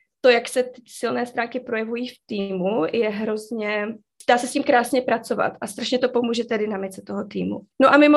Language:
Czech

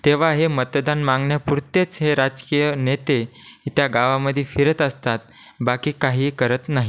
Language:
Marathi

